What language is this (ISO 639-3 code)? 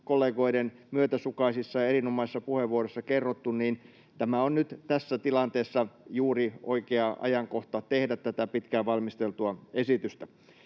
fin